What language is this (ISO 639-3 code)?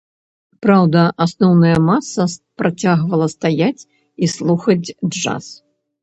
bel